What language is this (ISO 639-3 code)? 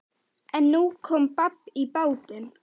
isl